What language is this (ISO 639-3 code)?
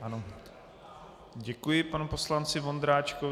ces